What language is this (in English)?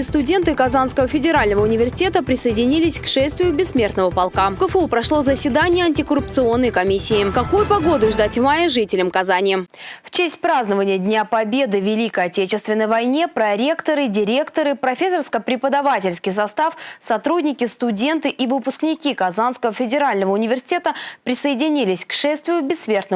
Russian